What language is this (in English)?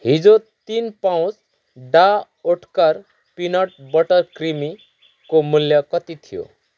Nepali